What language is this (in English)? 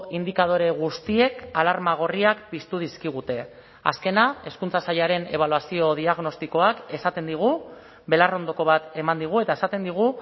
Basque